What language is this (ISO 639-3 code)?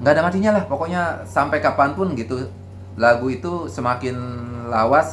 ind